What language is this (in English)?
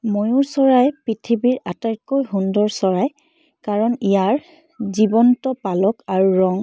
Assamese